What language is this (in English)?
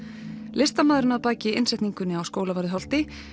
Icelandic